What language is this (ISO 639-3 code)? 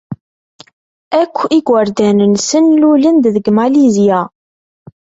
kab